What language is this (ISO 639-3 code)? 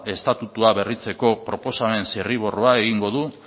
eus